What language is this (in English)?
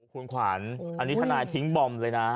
Thai